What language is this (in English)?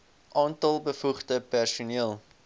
Afrikaans